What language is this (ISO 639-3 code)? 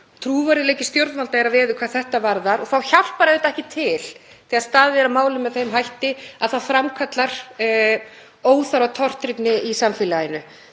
isl